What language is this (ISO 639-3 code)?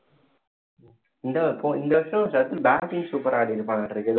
tam